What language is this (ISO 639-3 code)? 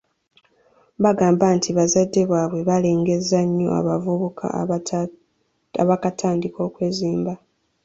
lug